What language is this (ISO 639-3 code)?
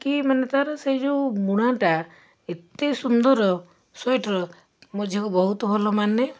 ori